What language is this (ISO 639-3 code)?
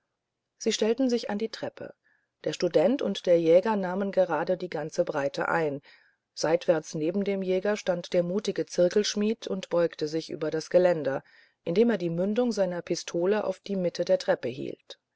deu